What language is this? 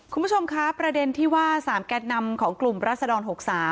Thai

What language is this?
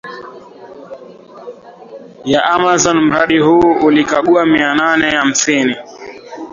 Swahili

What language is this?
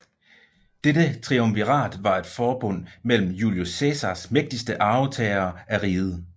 Danish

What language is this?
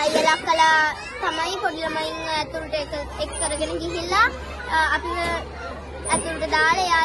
Indonesian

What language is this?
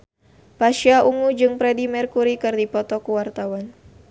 Sundanese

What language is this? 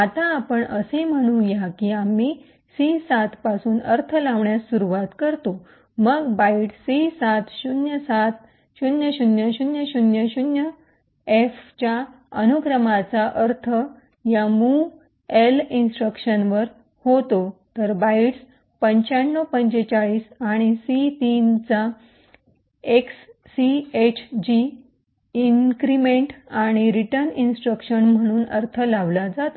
Marathi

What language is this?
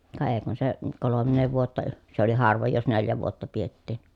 Finnish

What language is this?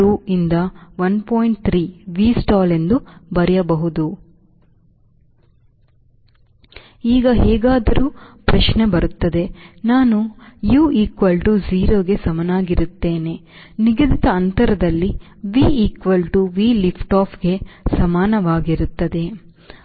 Kannada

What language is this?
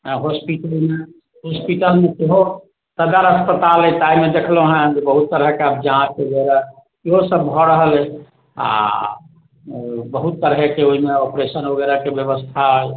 Maithili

